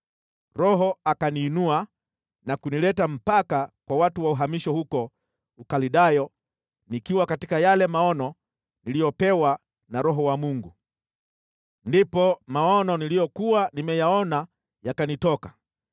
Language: Swahili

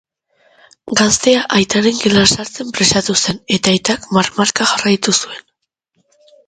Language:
Basque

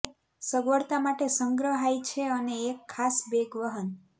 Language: Gujarati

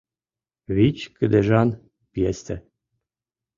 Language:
Mari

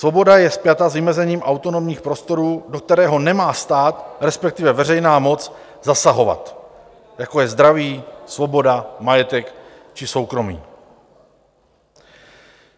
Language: Czech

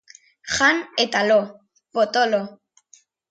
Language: Basque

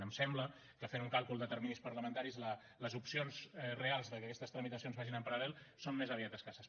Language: Catalan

